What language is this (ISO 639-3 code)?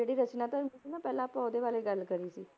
pan